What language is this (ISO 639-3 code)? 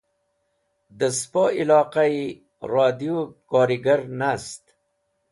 wbl